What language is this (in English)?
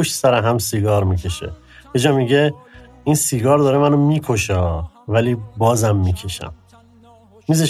Persian